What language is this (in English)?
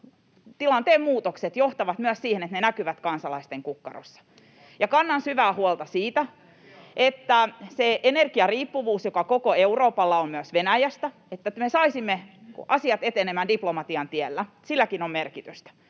Finnish